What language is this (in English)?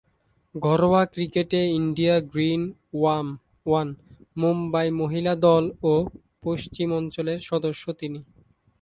Bangla